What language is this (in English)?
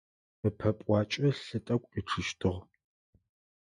Adyghe